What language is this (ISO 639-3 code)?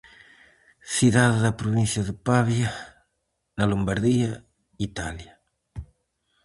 glg